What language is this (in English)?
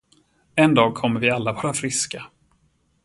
Swedish